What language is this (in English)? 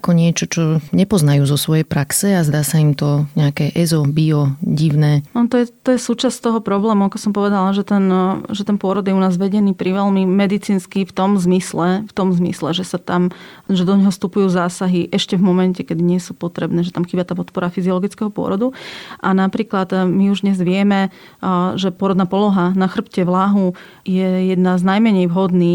Slovak